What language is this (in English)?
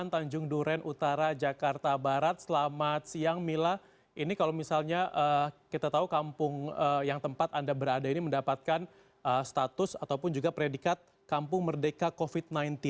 Indonesian